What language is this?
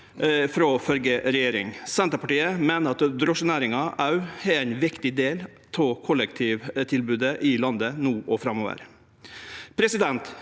Norwegian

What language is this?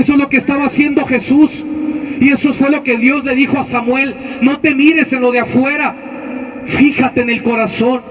Spanish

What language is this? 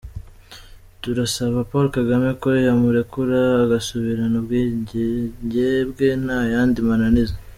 Kinyarwanda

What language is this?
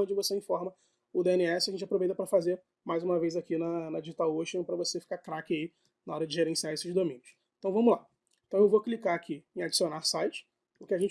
Portuguese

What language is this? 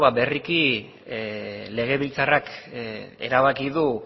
Basque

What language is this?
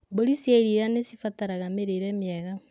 Kikuyu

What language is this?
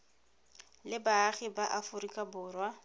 Tswana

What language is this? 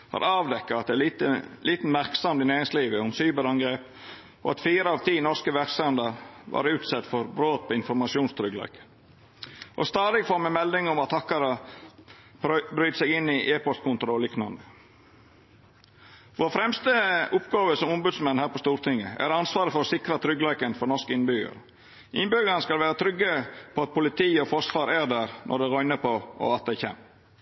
Norwegian Nynorsk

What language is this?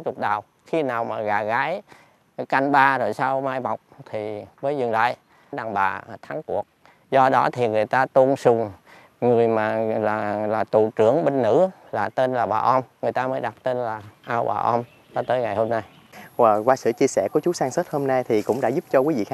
Vietnamese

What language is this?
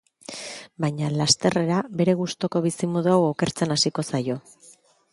Basque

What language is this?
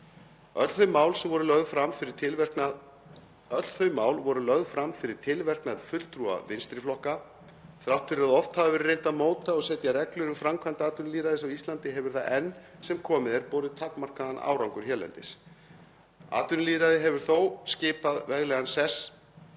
Icelandic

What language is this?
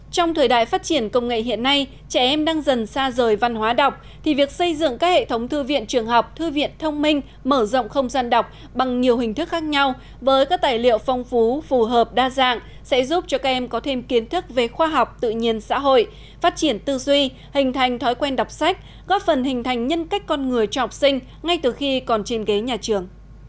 Vietnamese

